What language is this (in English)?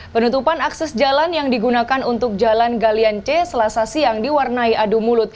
Indonesian